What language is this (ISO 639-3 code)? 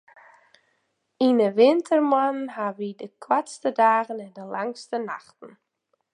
fry